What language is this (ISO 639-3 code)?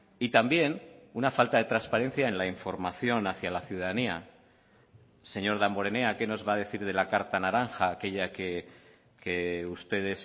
spa